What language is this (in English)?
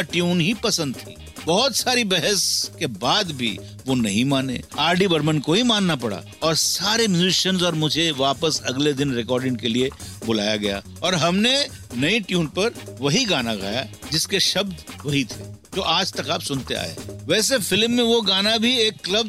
Hindi